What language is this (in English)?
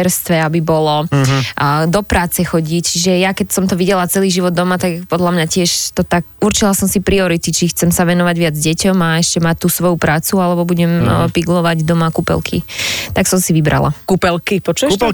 Slovak